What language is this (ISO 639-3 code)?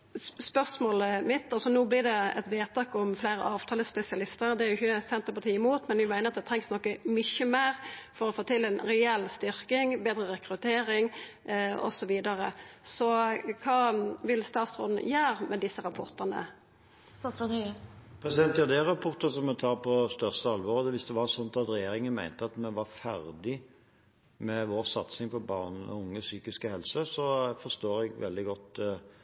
nor